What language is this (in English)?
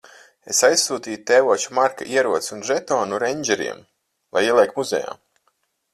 Latvian